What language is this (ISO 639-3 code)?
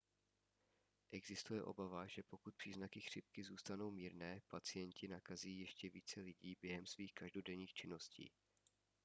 ces